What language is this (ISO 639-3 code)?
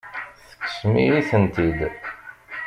kab